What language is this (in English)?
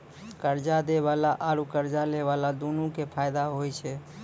Maithili